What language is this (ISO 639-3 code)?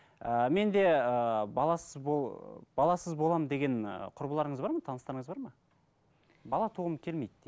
kaz